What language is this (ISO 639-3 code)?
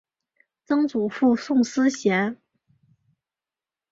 zho